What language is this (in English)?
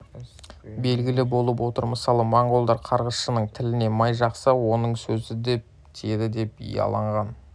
Kazakh